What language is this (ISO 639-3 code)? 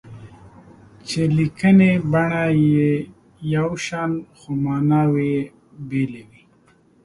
pus